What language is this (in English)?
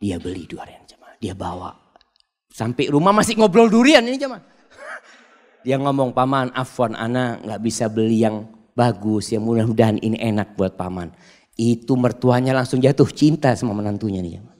Indonesian